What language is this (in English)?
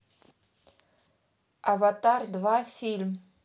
Russian